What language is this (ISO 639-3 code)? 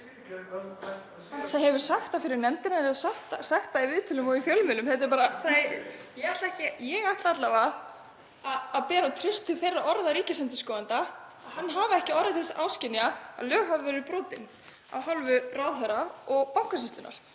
isl